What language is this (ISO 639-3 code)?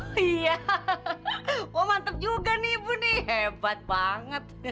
ind